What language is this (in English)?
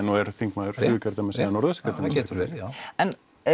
Icelandic